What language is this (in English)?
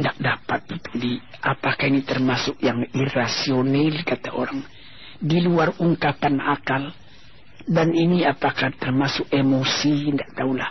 Malay